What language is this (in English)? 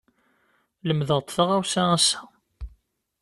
Kabyle